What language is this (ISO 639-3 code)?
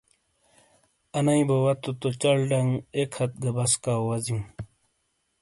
scl